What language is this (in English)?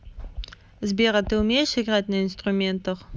Russian